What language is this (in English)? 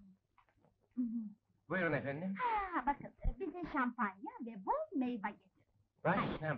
Turkish